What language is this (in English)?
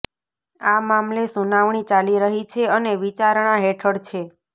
Gujarati